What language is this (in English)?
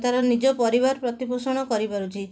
Odia